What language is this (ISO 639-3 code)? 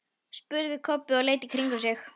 isl